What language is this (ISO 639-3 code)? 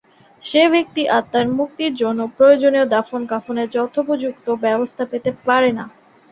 ben